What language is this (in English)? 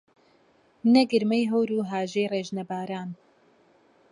Central Kurdish